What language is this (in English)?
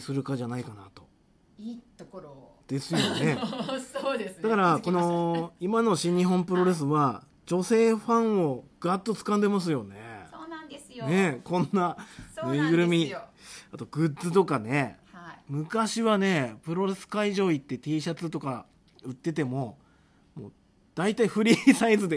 Japanese